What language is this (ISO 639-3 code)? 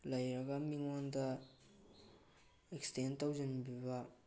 mni